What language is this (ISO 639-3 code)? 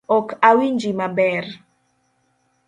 luo